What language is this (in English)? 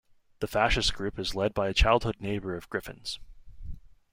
English